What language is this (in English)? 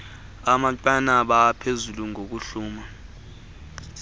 Xhosa